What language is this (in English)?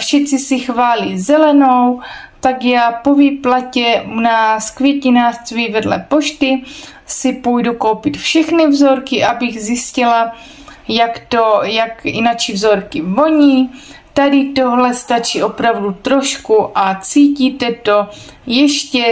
Czech